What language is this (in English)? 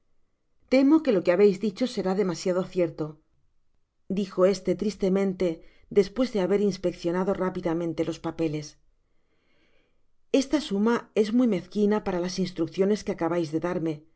Spanish